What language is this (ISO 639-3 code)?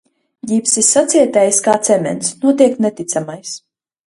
lav